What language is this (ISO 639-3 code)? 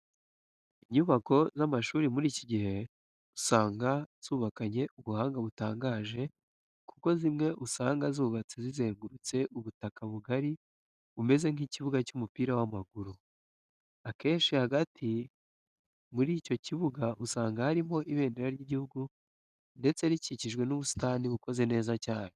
kin